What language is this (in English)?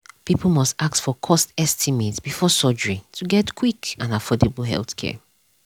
Nigerian Pidgin